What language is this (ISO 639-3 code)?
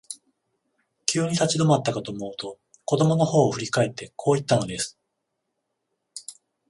jpn